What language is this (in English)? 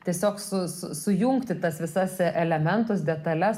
Lithuanian